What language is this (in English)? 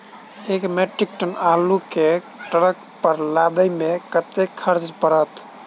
Maithili